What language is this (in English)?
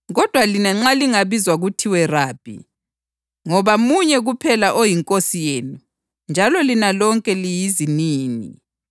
North Ndebele